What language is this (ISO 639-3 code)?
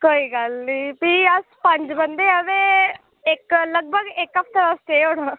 doi